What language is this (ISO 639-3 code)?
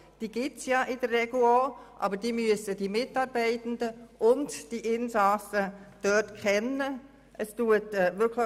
gsw